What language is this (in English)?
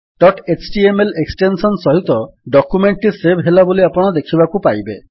Odia